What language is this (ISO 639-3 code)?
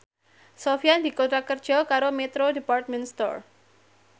jav